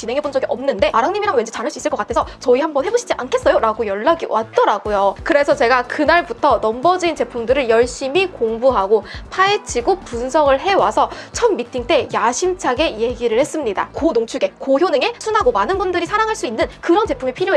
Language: Korean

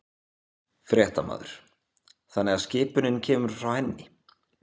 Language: Icelandic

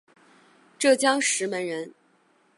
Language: Chinese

